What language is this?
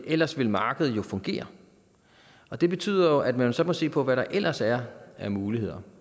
Danish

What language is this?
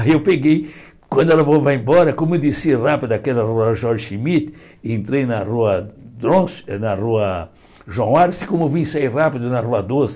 Portuguese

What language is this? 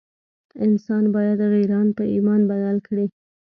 Pashto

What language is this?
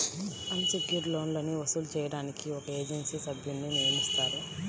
Telugu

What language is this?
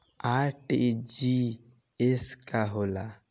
Bhojpuri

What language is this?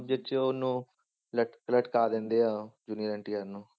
Punjabi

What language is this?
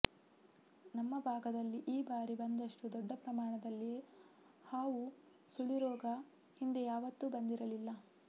Kannada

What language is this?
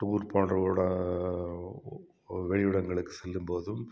Tamil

